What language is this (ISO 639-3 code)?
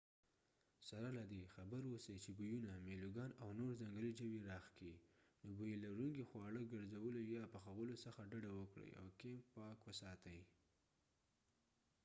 pus